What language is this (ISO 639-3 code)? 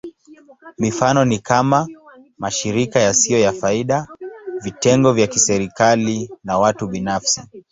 swa